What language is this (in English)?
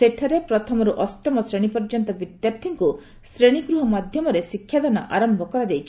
Odia